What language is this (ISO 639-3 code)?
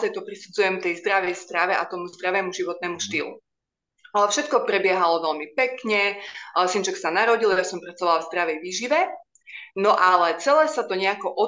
slk